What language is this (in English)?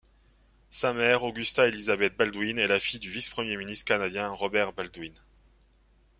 French